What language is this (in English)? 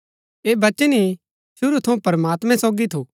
Gaddi